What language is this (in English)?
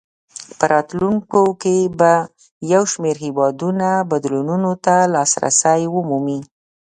Pashto